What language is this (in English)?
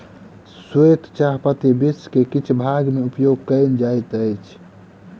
Maithili